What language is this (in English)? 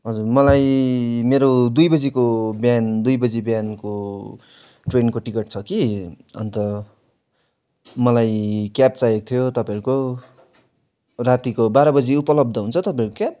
Nepali